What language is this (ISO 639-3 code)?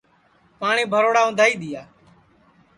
ssi